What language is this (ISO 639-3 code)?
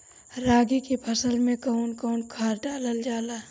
bho